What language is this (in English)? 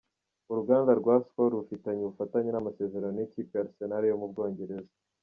Kinyarwanda